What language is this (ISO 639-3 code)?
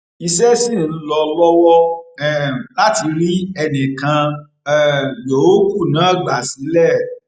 yor